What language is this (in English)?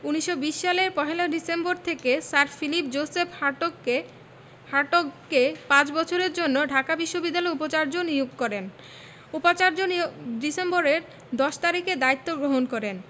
Bangla